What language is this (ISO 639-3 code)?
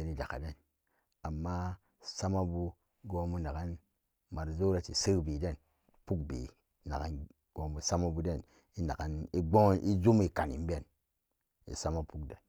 ccg